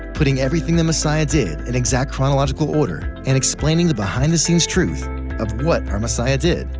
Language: English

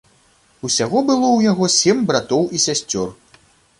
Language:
Belarusian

